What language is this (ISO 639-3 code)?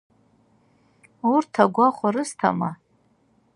abk